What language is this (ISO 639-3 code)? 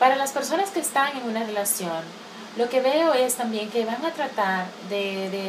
spa